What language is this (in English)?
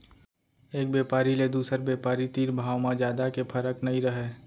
Chhattisgarhi